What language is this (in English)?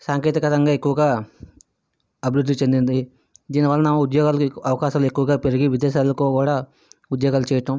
Telugu